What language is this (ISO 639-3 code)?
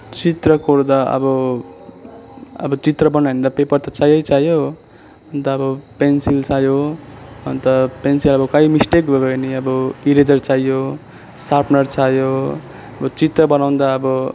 nep